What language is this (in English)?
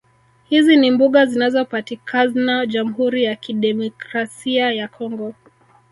Swahili